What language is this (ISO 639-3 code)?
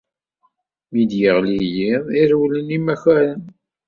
kab